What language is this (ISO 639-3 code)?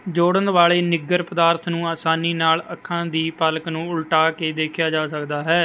pan